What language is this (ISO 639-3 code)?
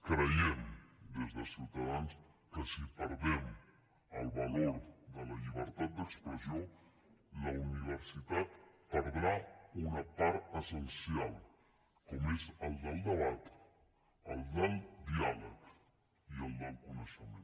cat